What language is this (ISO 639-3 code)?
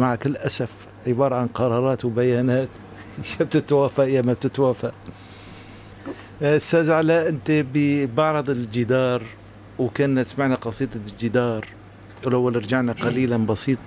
ara